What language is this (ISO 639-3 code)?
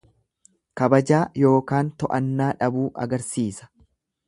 orm